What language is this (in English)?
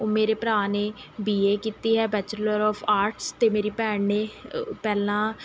Punjabi